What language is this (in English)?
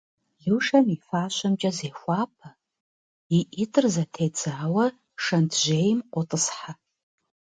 Kabardian